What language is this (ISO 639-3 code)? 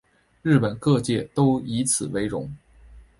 zho